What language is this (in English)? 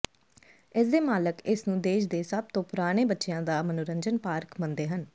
Punjabi